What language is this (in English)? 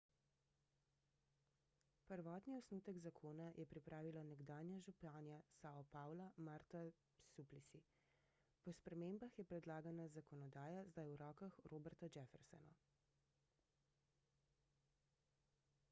Slovenian